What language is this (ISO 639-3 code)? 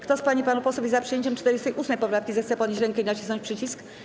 pol